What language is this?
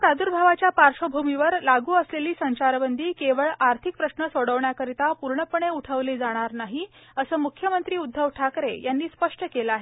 Marathi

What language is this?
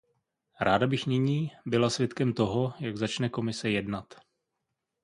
Czech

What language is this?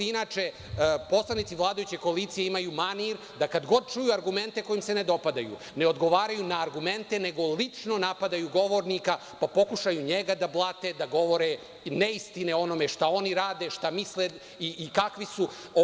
Serbian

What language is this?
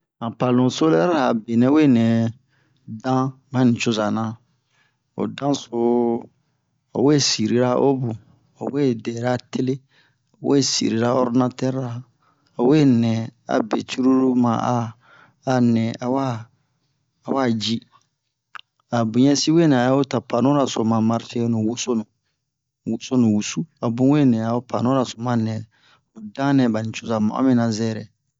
Bomu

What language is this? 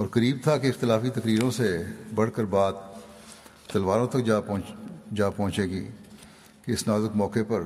Urdu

